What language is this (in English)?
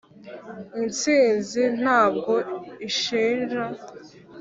Kinyarwanda